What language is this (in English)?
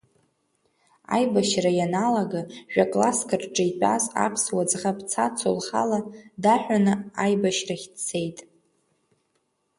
Abkhazian